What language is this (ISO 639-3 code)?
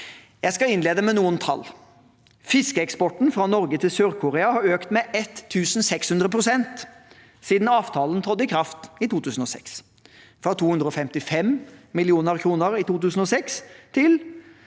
nor